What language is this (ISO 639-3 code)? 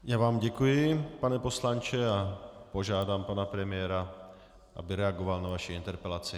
ces